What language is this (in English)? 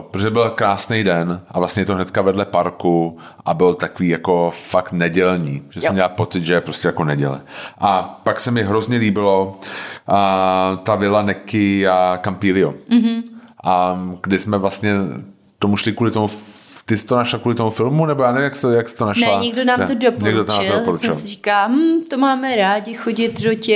Czech